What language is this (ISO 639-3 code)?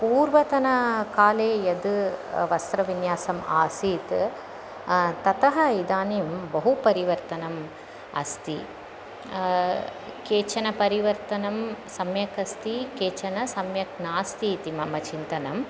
san